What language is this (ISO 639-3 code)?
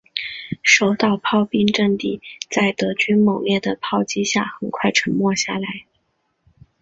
zho